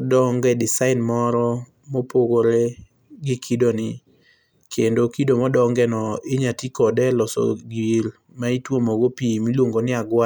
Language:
Luo (Kenya and Tanzania)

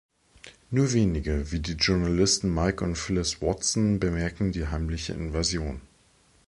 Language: German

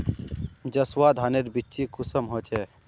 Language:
Magahi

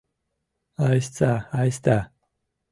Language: Mari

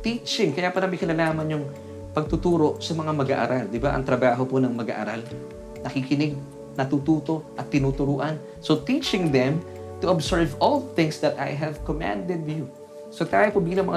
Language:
Filipino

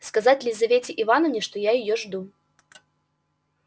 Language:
Russian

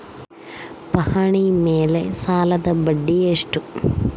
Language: Kannada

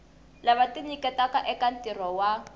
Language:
Tsonga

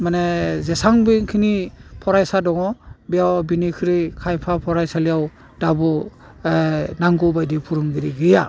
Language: Bodo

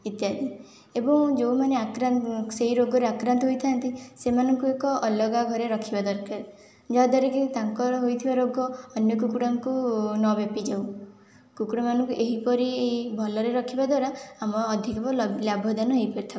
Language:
Odia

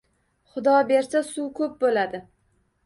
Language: Uzbek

